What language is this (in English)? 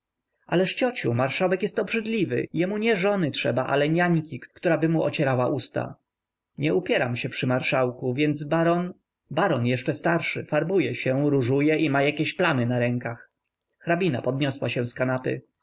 Polish